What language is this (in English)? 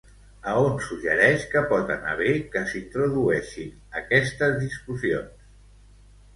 Catalan